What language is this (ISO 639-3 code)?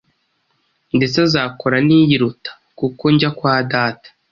kin